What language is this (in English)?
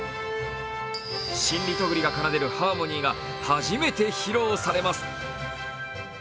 Japanese